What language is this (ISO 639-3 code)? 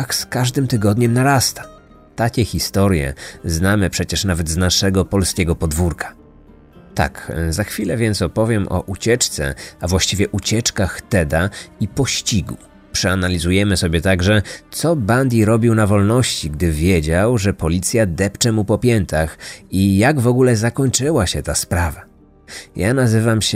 pol